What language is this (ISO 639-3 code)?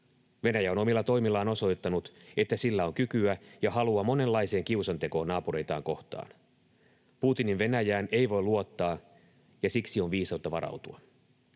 fin